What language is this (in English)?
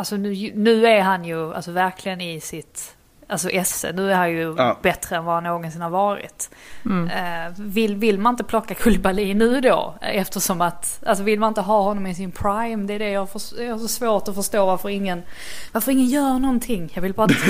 Swedish